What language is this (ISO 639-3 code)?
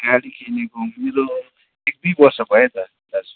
nep